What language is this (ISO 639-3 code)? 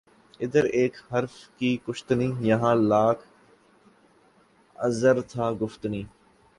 urd